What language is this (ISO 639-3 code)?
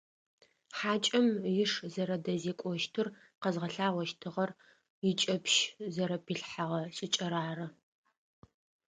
ady